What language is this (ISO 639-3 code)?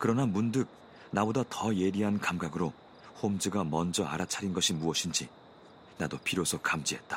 kor